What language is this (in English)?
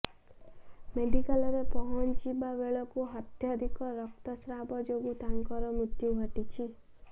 Odia